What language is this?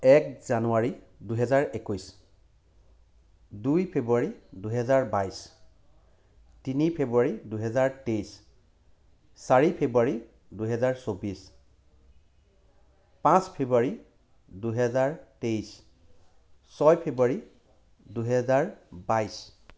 Assamese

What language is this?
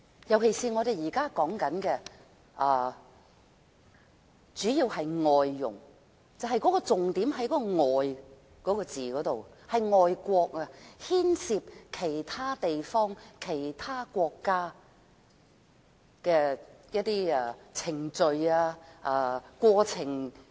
Cantonese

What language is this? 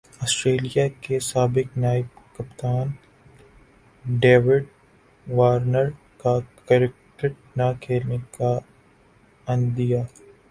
Urdu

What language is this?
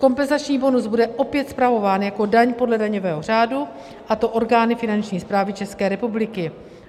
Czech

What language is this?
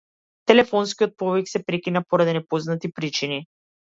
Macedonian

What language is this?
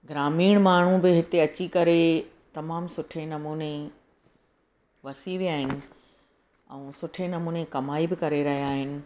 Sindhi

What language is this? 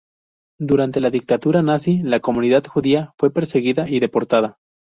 Spanish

